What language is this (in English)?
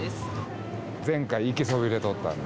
Japanese